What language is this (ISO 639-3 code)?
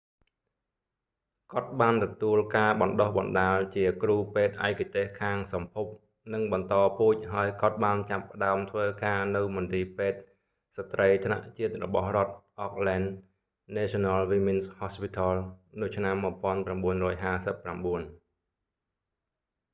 khm